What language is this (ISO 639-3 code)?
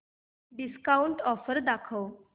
mar